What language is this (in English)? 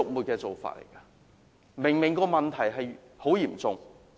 Cantonese